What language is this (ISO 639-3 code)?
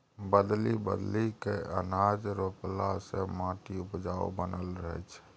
mai